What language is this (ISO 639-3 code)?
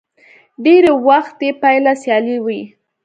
pus